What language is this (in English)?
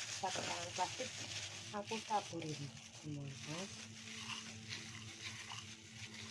Indonesian